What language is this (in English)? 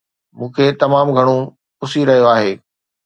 Sindhi